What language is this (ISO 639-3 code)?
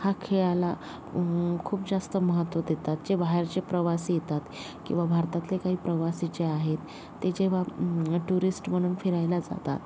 mar